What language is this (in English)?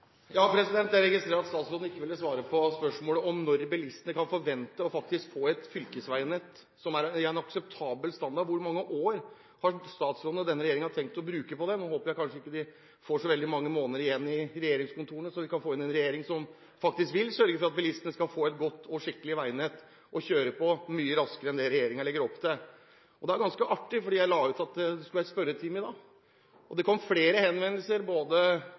Norwegian Bokmål